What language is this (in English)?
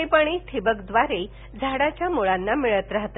Marathi